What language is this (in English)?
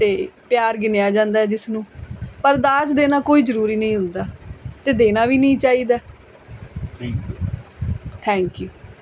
Punjabi